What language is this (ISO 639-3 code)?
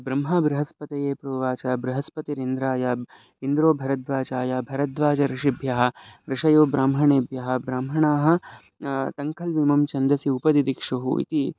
san